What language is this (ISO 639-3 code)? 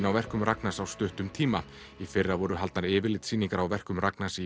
isl